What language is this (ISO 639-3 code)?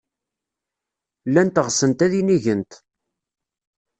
kab